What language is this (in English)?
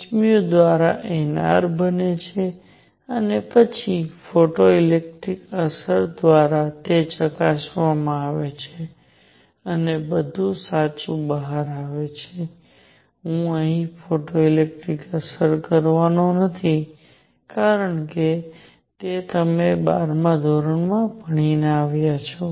Gujarati